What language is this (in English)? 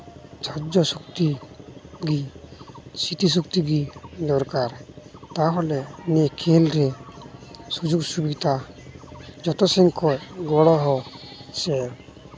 Santali